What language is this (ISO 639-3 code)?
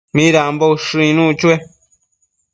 mcf